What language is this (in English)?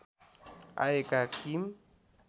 Nepali